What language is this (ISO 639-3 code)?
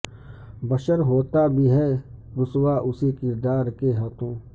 urd